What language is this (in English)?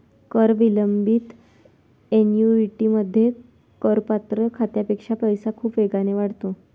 Marathi